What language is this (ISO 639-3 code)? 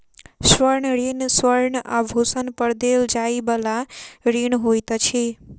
mai